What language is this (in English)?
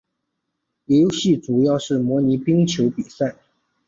Chinese